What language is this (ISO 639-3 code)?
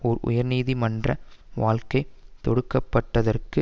tam